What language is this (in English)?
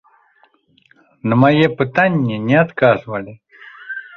Belarusian